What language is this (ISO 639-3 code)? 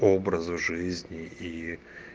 rus